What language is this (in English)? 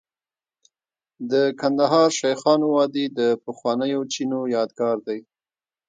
Pashto